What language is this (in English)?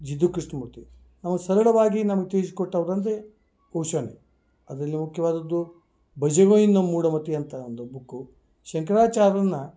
Kannada